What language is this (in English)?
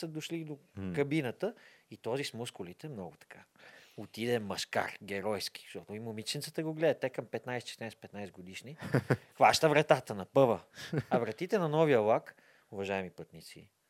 Bulgarian